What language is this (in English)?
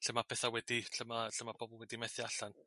Welsh